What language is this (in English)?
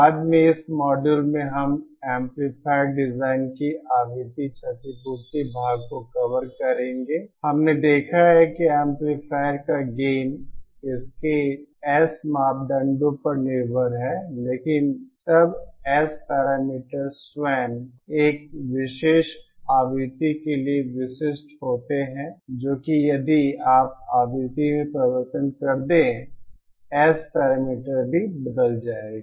Hindi